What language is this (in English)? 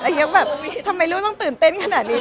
Thai